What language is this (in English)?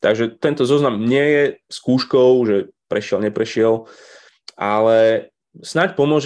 Slovak